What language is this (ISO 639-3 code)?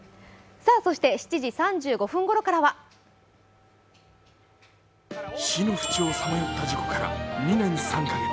jpn